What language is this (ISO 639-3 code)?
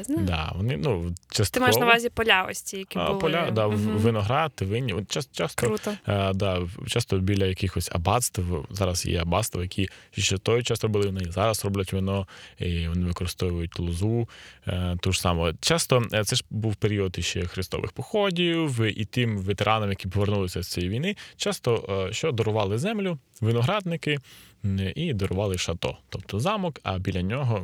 ukr